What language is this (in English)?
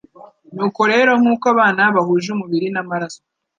Kinyarwanda